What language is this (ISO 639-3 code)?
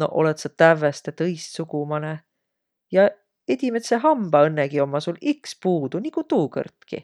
vro